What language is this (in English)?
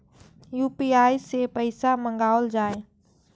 Maithili